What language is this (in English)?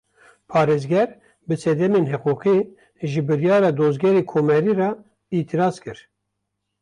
Kurdish